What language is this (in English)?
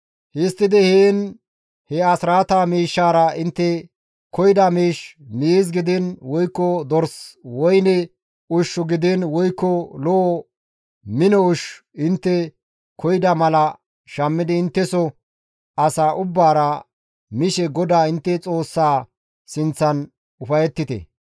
Gamo